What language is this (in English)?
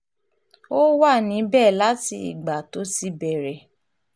Yoruba